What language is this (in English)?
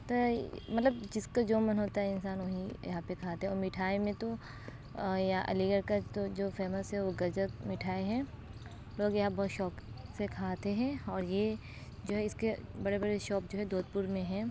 Urdu